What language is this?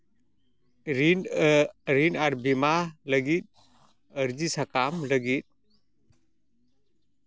Santali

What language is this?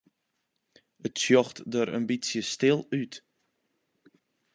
Western Frisian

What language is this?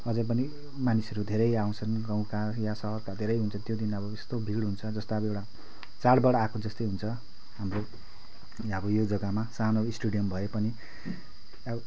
Nepali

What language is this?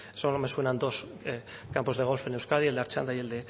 Spanish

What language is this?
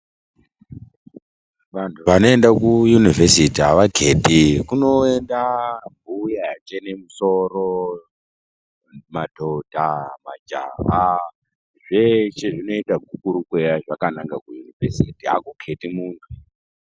Ndau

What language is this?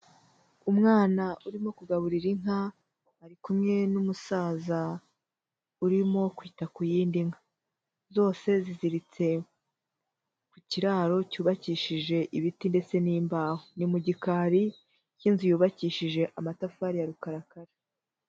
Kinyarwanda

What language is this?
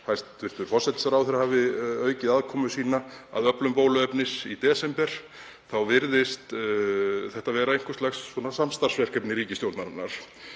Icelandic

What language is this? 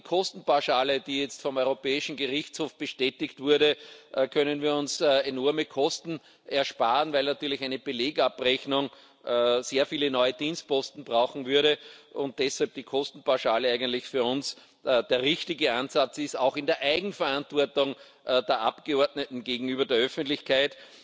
German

